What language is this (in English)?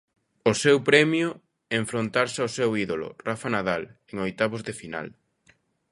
Galician